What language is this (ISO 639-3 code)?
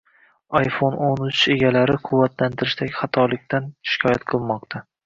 uzb